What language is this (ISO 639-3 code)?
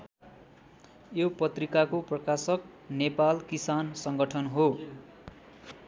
nep